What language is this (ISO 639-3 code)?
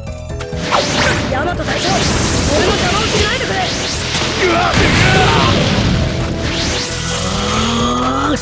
jpn